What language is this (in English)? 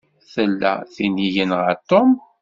Kabyle